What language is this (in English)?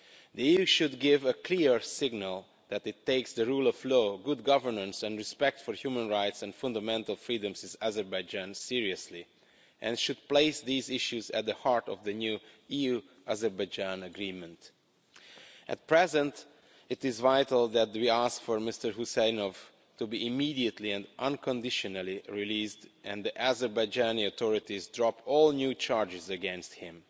English